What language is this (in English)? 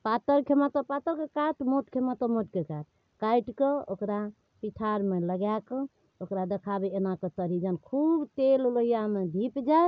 Maithili